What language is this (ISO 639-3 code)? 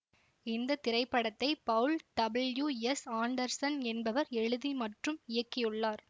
tam